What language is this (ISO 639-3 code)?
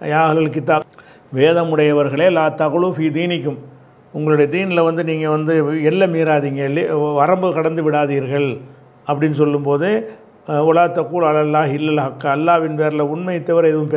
tam